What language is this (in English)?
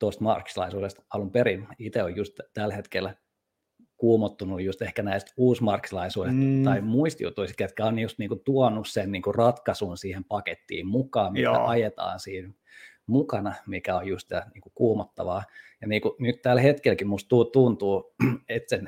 Finnish